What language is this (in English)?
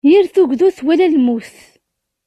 Kabyle